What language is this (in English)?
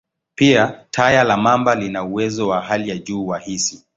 Swahili